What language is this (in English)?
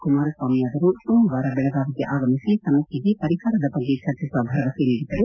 Kannada